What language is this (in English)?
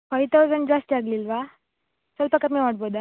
Kannada